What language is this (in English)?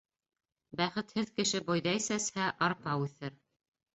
Bashkir